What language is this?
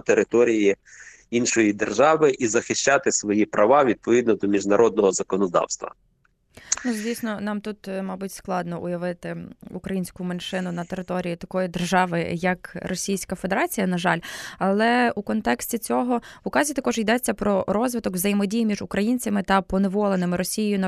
Ukrainian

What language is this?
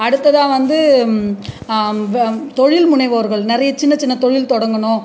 Tamil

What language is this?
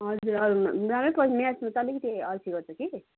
Nepali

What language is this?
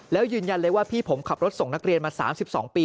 Thai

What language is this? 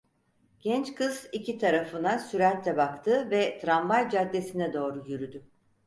Turkish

